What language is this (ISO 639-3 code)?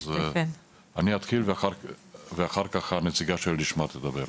heb